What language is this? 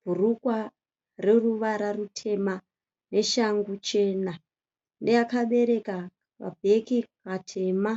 Shona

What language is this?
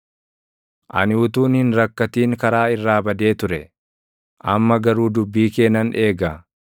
Oromo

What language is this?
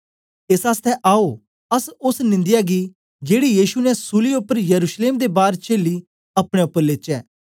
Dogri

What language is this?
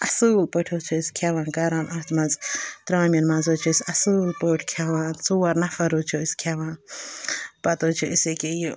Kashmiri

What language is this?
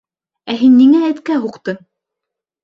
Bashkir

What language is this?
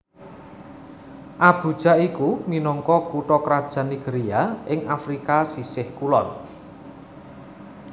Javanese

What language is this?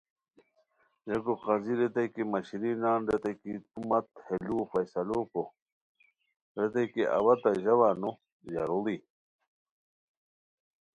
Khowar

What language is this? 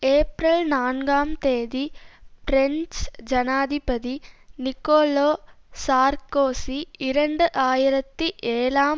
Tamil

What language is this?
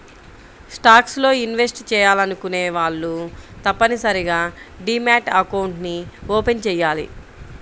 Telugu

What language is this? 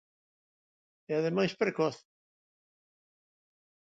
Galician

